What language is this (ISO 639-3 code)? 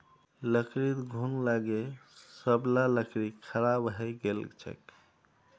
mag